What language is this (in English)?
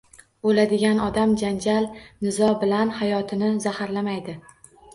Uzbek